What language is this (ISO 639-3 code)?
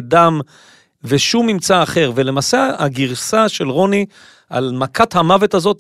heb